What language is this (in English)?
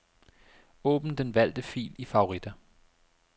Danish